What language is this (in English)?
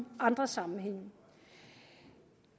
Danish